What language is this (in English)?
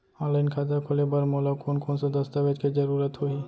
Chhattisgarhi